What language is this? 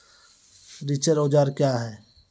Maithili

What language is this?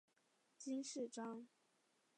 Chinese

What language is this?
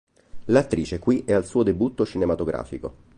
Italian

